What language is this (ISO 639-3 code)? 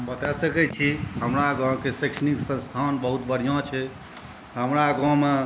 mai